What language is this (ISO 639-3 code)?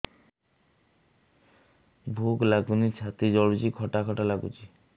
ori